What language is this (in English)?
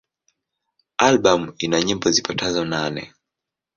Swahili